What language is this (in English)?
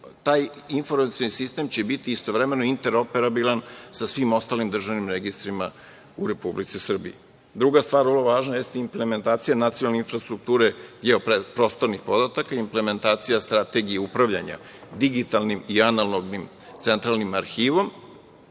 Serbian